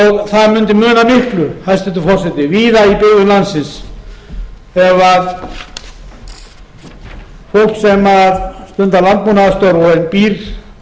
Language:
Icelandic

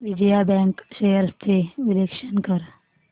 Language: Marathi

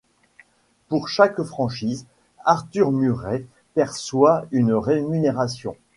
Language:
French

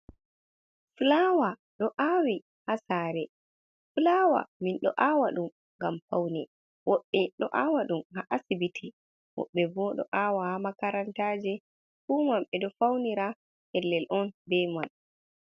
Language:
Fula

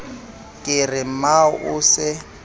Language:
Southern Sotho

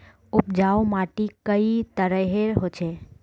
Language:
Magahi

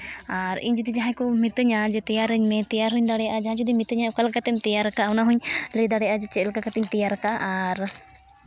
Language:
Santali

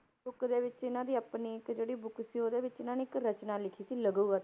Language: Punjabi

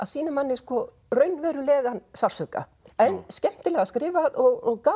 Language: Icelandic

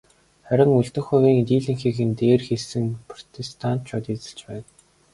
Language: Mongolian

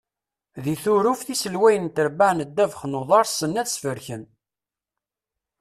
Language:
Kabyle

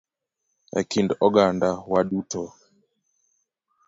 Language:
Luo (Kenya and Tanzania)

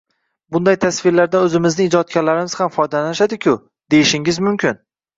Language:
Uzbek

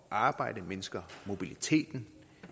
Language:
Danish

